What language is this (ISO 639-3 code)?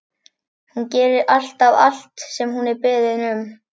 isl